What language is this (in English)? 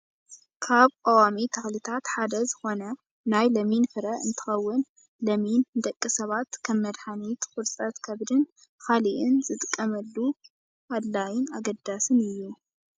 Tigrinya